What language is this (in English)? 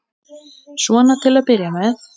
Icelandic